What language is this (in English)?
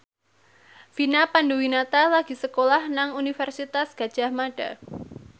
Javanese